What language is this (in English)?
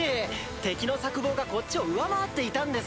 Japanese